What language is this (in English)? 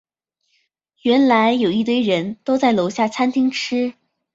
Chinese